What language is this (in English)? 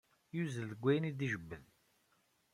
Kabyle